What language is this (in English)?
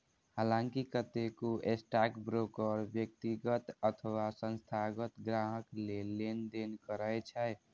Maithili